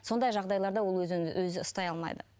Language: Kazakh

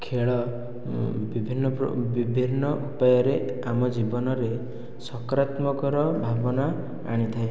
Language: Odia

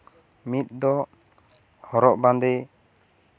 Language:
Santali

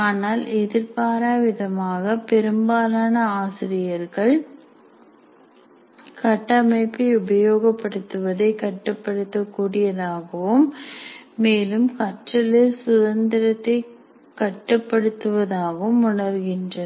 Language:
Tamil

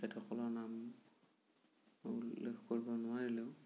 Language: Assamese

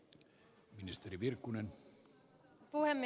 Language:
Finnish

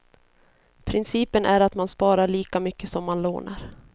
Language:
Swedish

